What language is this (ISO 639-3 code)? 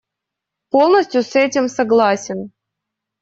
rus